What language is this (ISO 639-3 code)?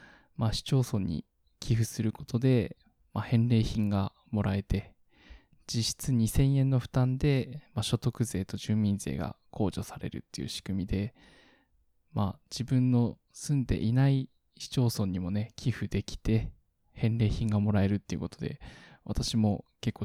jpn